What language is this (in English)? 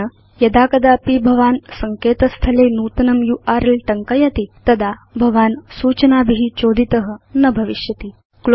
Sanskrit